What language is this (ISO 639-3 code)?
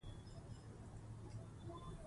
pus